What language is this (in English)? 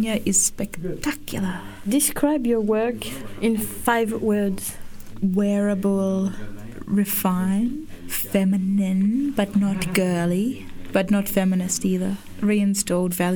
English